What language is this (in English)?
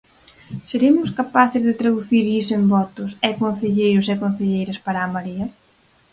Galician